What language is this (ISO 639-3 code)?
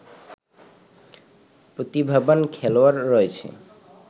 ben